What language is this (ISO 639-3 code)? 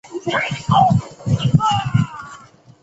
zho